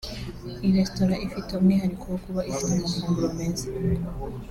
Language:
Kinyarwanda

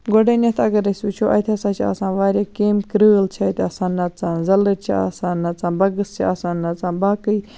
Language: Kashmiri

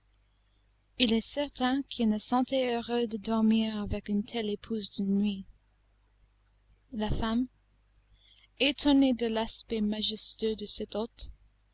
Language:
French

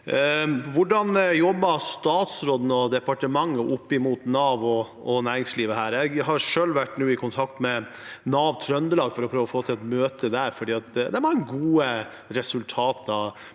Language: Norwegian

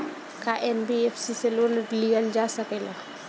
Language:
Bhojpuri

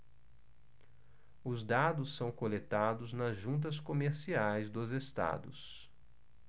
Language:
Portuguese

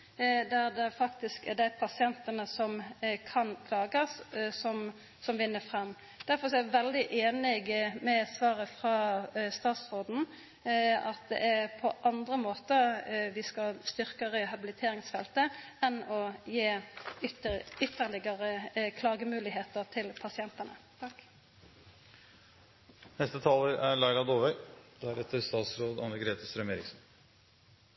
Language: Norwegian Nynorsk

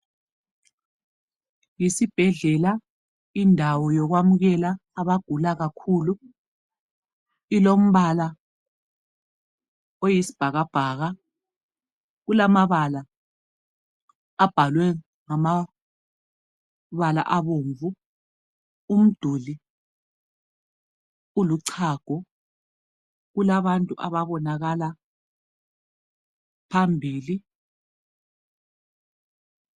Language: North Ndebele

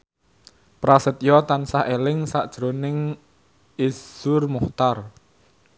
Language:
Javanese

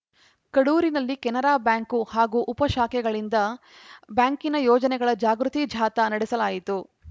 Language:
Kannada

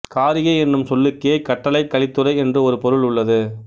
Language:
Tamil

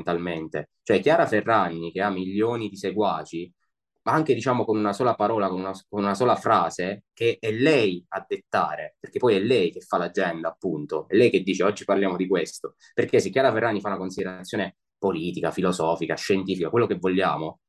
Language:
Italian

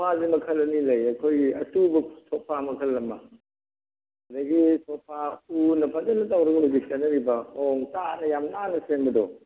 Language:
Manipuri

